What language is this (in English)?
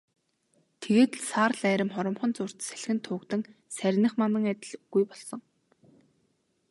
Mongolian